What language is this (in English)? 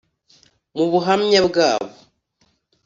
Kinyarwanda